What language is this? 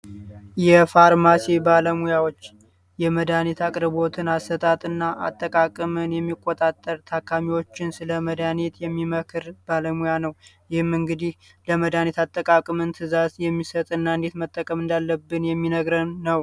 Amharic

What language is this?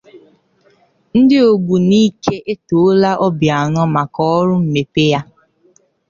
Igbo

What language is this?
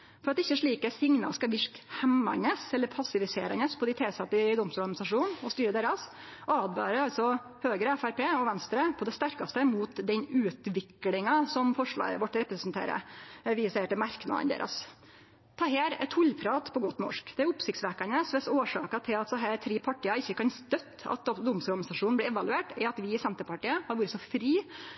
Norwegian Nynorsk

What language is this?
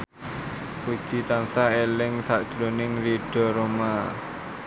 Javanese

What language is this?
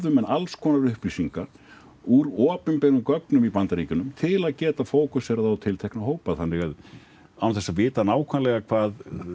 Icelandic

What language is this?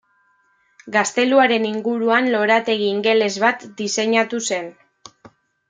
Basque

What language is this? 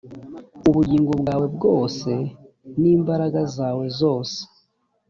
Kinyarwanda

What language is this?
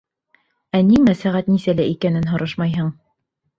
Bashkir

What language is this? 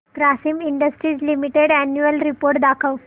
Marathi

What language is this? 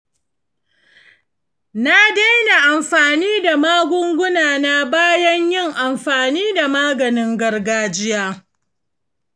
Hausa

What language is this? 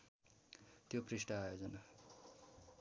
Nepali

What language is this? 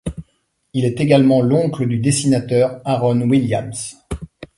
French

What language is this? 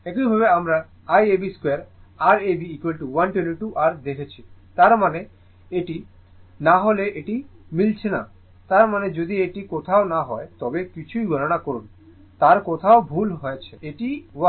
Bangla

